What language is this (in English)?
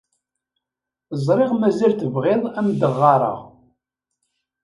Kabyle